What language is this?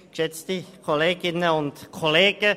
Swiss German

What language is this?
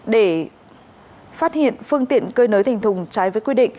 Vietnamese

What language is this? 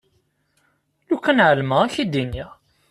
Kabyle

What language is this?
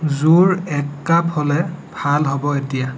Assamese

